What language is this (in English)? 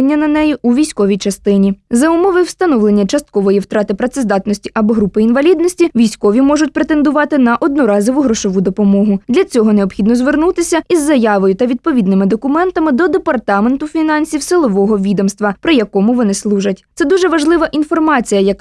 Ukrainian